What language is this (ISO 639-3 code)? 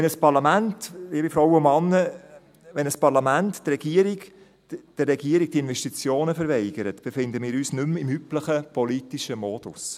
gsw